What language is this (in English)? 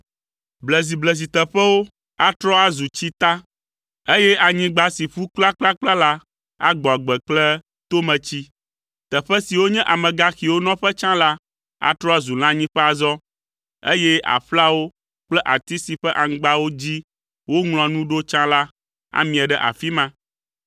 Ewe